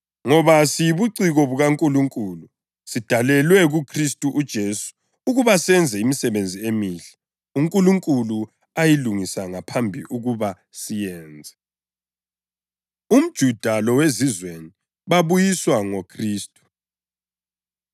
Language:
North Ndebele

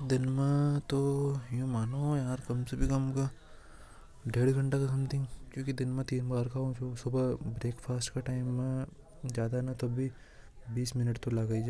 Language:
Hadothi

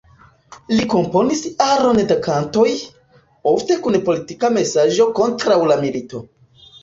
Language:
Esperanto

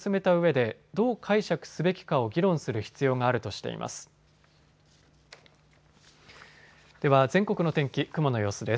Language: Japanese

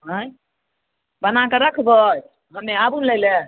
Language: Maithili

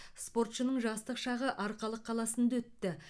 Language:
Kazakh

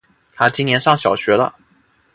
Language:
Chinese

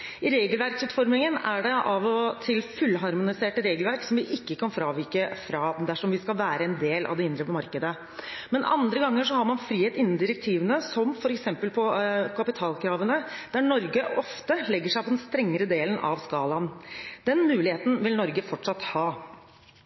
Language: Norwegian Bokmål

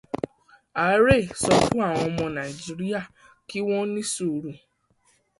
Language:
Yoruba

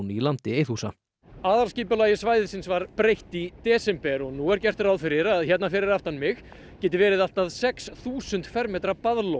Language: Icelandic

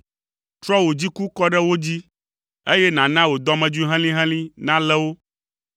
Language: Ewe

